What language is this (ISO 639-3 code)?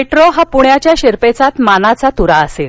mar